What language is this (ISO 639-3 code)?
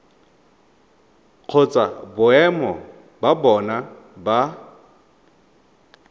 tsn